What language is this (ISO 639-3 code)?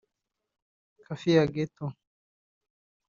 kin